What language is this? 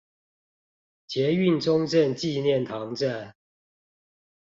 Chinese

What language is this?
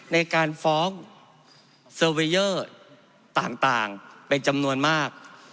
Thai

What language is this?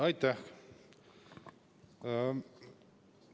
Estonian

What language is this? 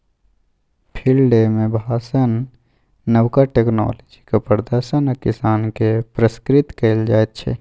Maithili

